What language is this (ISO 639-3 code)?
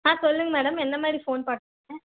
tam